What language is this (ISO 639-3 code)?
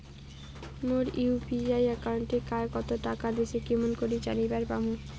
ben